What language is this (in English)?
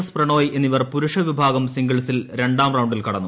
Malayalam